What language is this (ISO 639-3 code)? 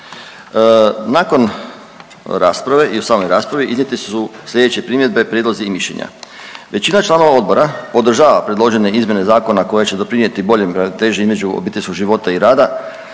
hrv